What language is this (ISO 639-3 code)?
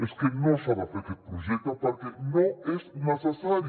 cat